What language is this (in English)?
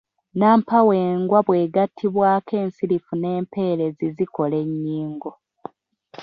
Ganda